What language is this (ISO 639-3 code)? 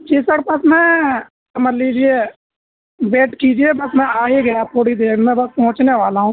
urd